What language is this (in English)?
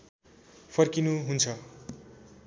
Nepali